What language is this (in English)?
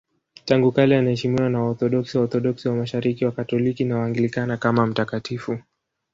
Swahili